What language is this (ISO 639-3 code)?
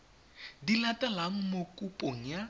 tsn